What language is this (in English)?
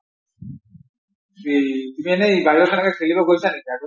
Assamese